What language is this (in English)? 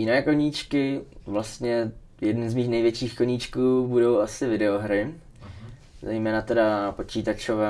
Czech